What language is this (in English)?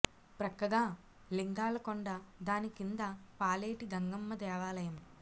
Telugu